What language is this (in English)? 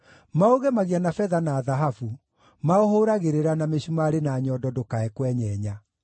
Kikuyu